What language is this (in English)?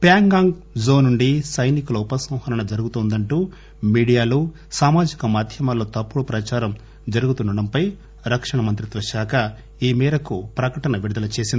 Telugu